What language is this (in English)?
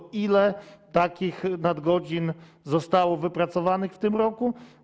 Polish